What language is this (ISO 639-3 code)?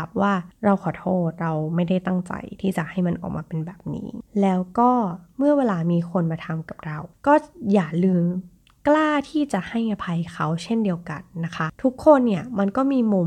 tha